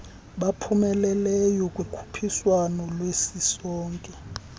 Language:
Xhosa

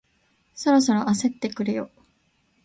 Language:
Japanese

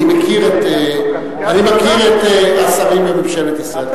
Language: Hebrew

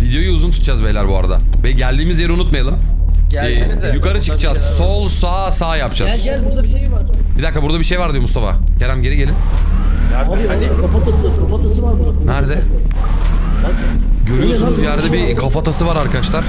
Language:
Turkish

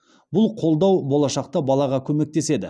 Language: Kazakh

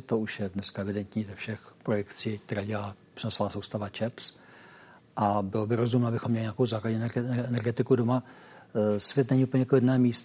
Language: Czech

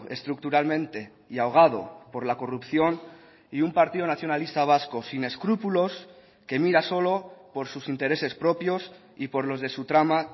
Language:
Spanish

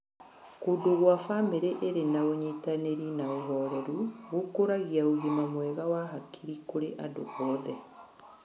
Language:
Kikuyu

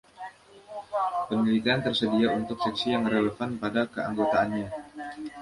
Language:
Indonesian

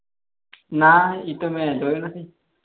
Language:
Gujarati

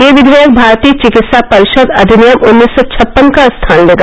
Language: Hindi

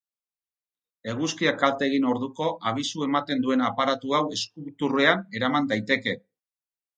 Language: Basque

